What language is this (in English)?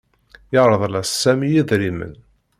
Kabyle